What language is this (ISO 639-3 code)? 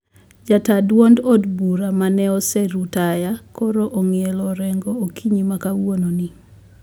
luo